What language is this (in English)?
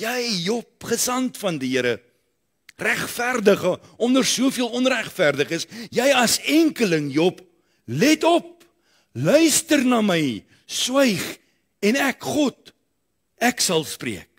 Dutch